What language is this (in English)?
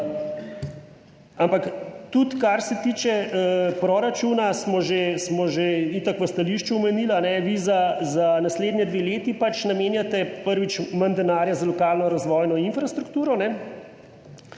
Slovenian